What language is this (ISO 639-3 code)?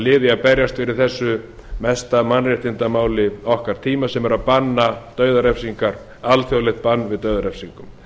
isl